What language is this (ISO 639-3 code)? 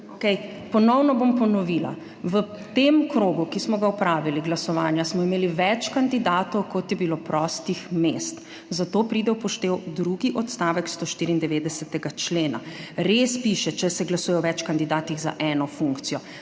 slv